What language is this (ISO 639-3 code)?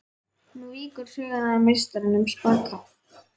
isl